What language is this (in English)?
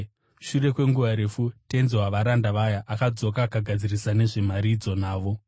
Shona